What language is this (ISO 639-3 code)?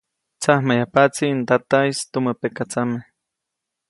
zoc